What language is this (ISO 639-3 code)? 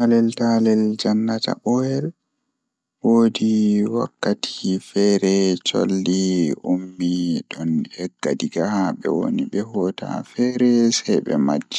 ful